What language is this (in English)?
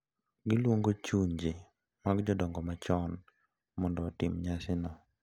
Luo (Kenya and Tanzania)